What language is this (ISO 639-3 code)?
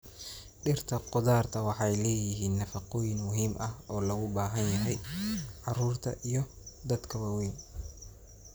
som